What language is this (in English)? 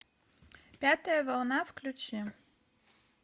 Russian